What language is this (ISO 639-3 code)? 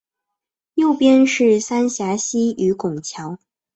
zho